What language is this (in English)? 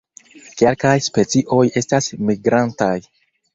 Esperanto